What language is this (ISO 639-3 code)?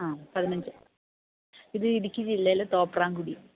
mal